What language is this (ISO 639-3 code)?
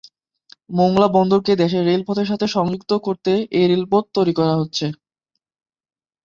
ben